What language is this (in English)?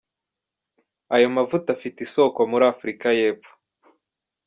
Kinyarwanda